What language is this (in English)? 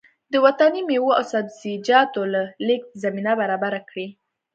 Pashto